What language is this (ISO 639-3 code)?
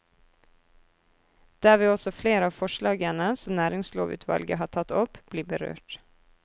nor